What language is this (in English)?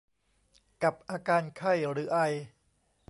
Thai